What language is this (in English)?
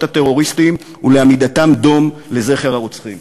Hebrew